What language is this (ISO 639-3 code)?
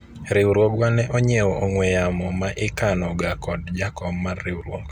luo